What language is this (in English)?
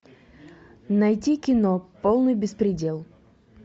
Russian